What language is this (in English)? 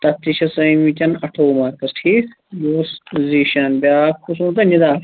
Kashmiri